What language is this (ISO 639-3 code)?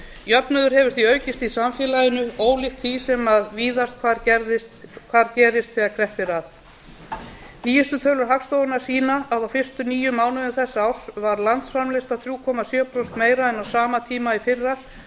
isl